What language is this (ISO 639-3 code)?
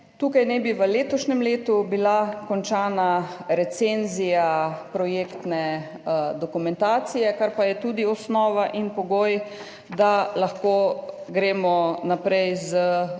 slv